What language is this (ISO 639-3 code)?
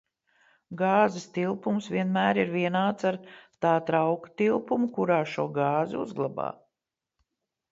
lav